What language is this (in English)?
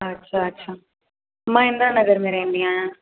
Sindhi